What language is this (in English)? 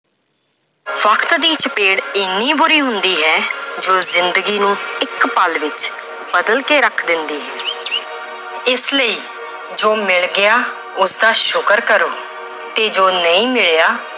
Punjabi